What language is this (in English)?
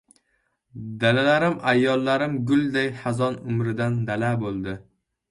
Uzbek